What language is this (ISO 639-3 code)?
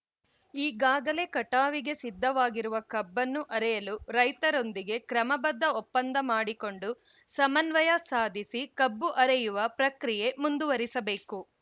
kan